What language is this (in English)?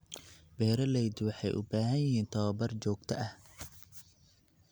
Somali